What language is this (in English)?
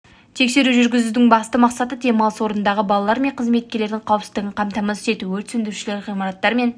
Kazakh